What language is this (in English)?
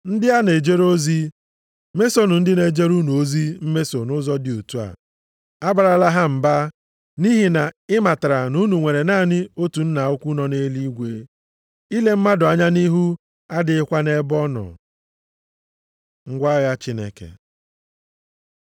Igbo